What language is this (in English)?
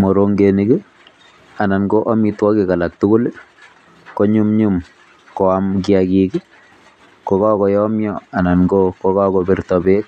Kalenjin